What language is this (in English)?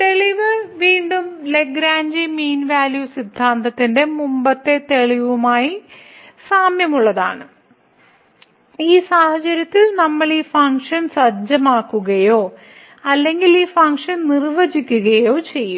Malayalam